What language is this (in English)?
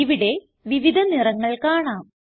Malayalam